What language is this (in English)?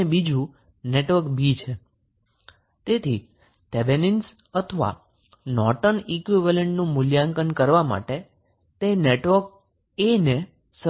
Gujarati